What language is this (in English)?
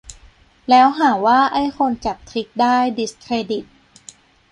Thai